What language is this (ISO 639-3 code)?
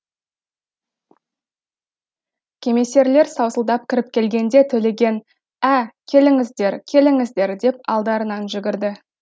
kaz